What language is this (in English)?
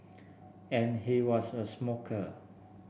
English